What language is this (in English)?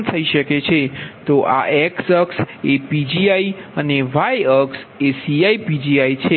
Gujarati